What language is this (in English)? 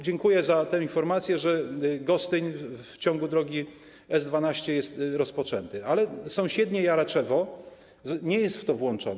Polish